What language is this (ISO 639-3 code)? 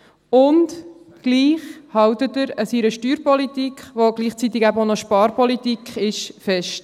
gsw